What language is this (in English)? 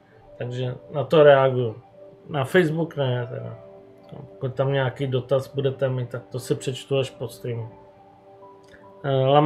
Czech